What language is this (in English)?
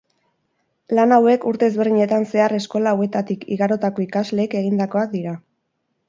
Basque